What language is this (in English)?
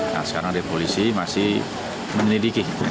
Indonesian